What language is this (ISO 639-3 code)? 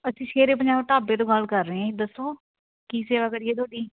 pan